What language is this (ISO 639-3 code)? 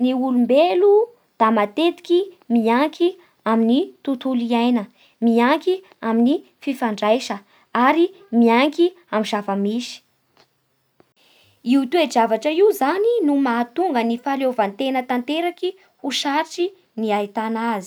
bhr